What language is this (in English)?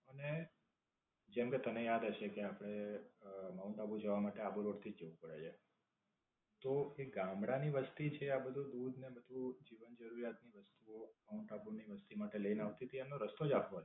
Gujarati